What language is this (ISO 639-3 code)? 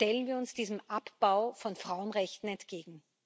deu